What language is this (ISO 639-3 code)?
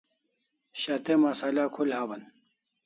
kls